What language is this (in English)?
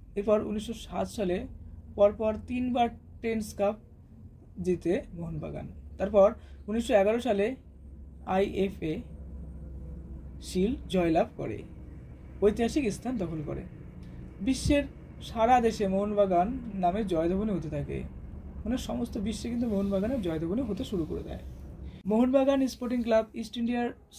Hindi